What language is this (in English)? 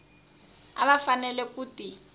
Tsonga